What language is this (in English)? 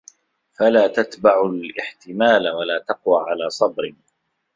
Arabic